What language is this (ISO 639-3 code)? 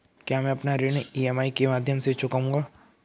hin